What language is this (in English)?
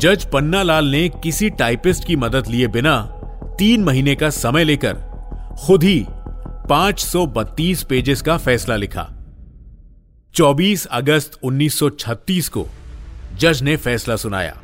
Hindi